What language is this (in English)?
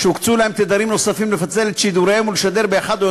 Hebrew